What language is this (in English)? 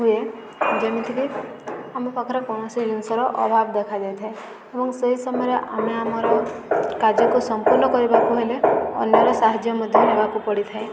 Odia